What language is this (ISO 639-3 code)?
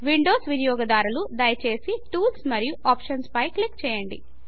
tel